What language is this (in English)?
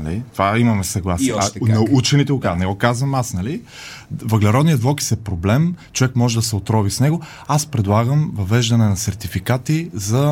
Bulgarian